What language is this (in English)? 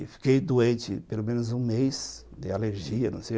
Portuguese